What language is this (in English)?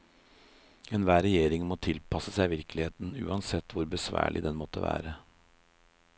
Norwegian